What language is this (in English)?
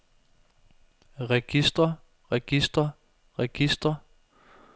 Danish